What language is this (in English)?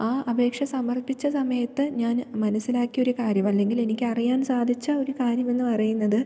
Malayalam